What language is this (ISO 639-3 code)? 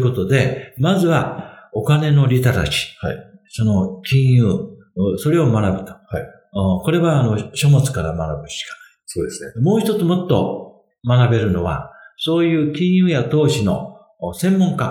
jpn